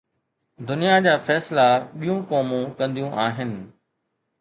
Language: Sindhi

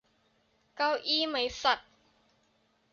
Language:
Thai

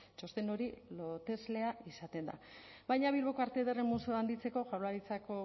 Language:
Basque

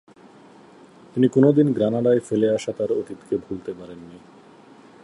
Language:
Bangla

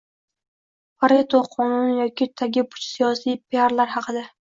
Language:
Uzbek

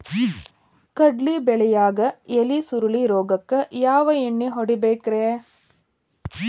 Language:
Kannada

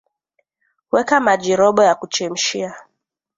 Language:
Swahili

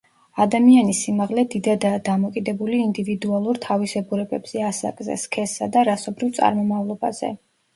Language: Georgian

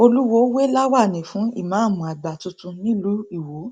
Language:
Yoruba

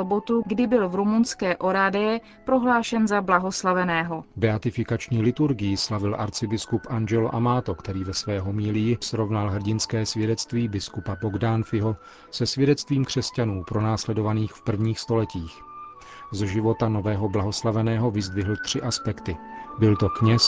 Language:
Czech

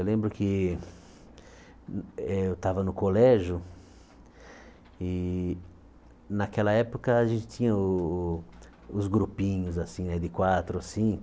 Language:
Portuguese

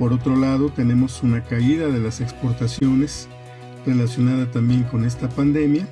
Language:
Spanish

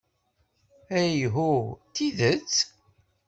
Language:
Kabyle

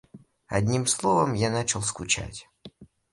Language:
Russian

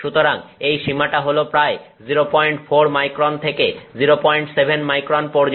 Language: Bangla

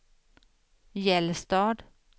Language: Swedish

